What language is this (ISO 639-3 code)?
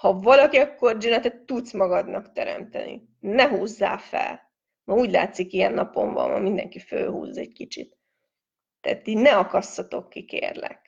hun